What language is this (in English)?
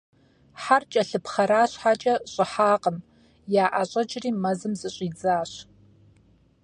Kabardian